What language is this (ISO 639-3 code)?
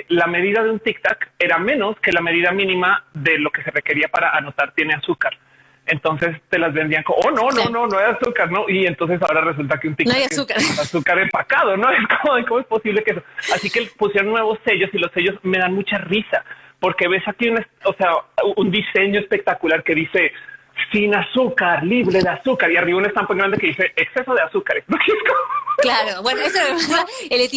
spa